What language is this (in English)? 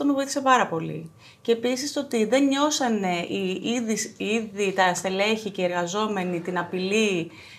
Greek